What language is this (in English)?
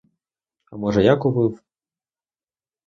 Ukrainian